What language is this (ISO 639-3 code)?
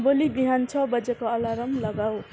nep